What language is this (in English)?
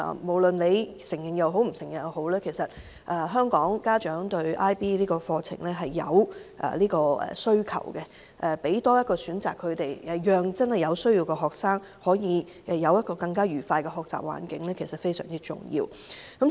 Cantonese